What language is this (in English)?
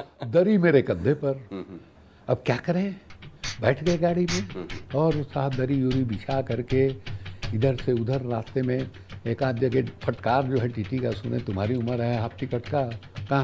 Hindi